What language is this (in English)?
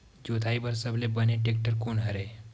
Chhattisgarhi